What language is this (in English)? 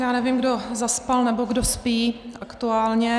Czech